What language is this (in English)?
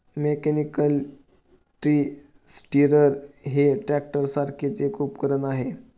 Marathi